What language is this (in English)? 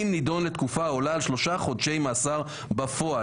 Hebrew